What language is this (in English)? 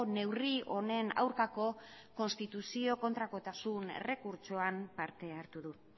Basque